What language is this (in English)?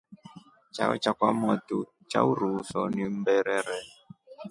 Rombo